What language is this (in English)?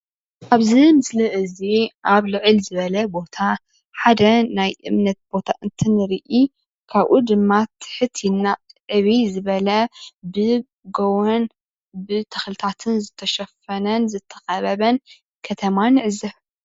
Tigrinya